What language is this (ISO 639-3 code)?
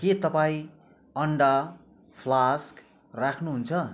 nep